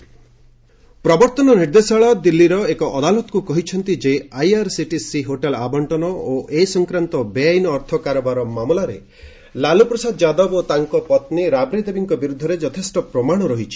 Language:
Odia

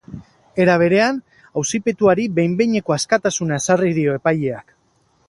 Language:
Basque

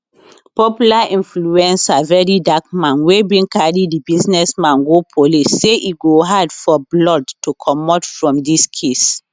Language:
Nigerian Pidgin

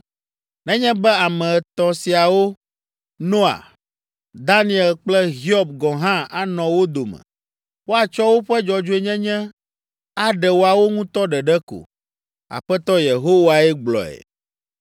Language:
Ewe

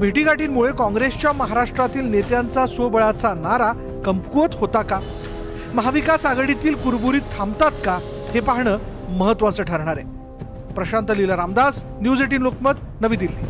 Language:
Hindi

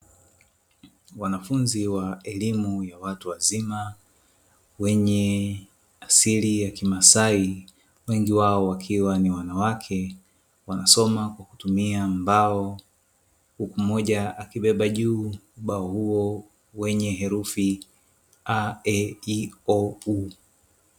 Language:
Swahili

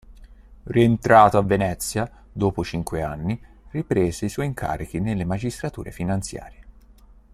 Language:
Italian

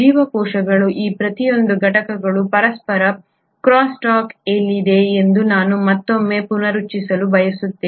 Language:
Kannada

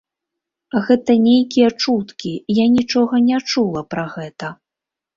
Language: Belarusian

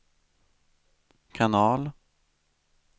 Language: Swedish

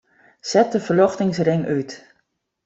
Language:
Western Frisian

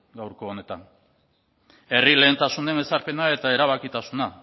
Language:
Basque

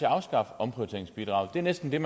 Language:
Danish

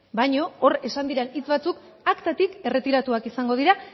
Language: Basque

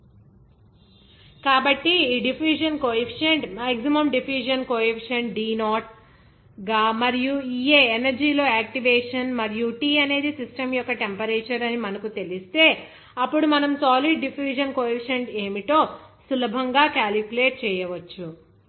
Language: Telugu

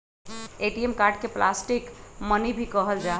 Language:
Magahi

